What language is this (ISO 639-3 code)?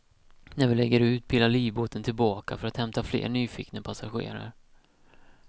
swe